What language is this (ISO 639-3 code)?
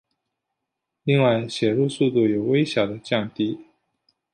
zho